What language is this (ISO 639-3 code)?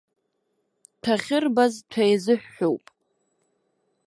abk